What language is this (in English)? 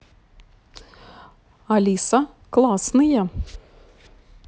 Russian